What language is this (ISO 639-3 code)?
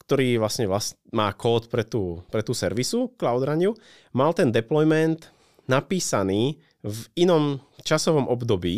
ces